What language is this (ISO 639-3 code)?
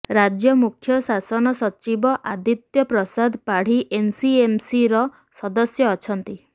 ori